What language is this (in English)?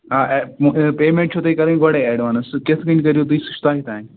Kashmiri